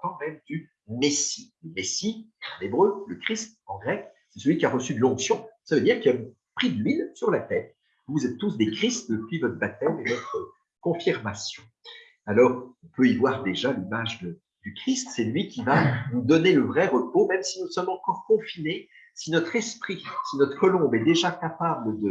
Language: French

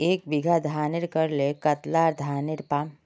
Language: Magahi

